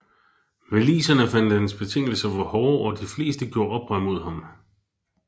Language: Danish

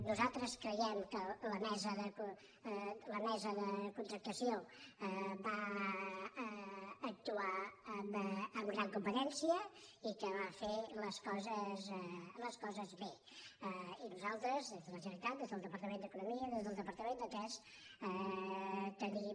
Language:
Catalan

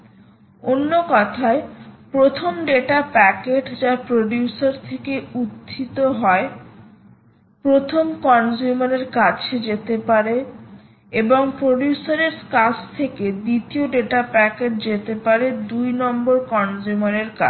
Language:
Bangla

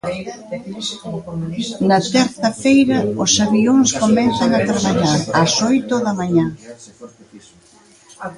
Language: Galician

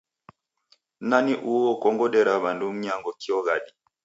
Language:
Taita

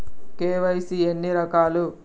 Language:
Telugu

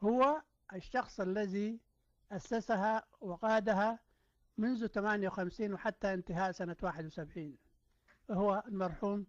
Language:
Arabic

